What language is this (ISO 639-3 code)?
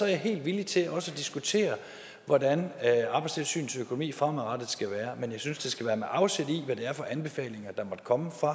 dan